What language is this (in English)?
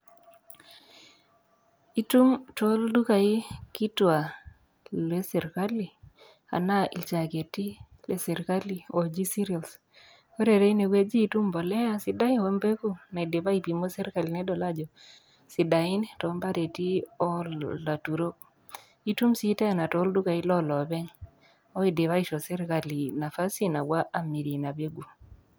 Masai